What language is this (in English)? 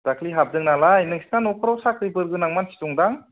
Bodo